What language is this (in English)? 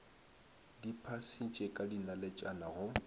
Northern Sotho